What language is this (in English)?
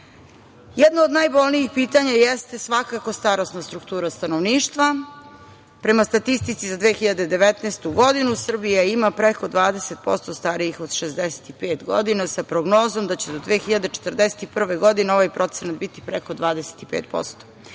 Serbian